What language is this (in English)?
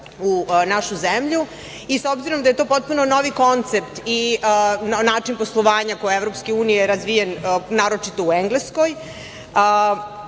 Serbian